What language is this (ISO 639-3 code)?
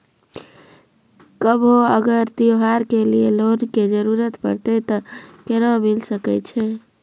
mai